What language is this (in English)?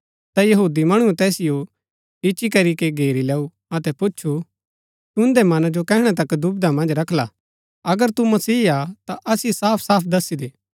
Gaddi